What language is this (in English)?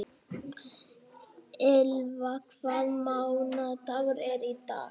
Icelandic